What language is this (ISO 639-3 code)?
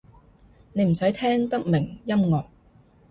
yue